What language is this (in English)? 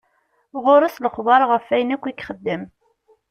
Kabyle